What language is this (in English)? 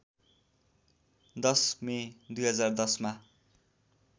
Nepali